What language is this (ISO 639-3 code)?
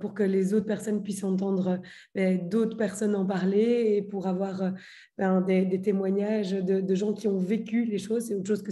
fra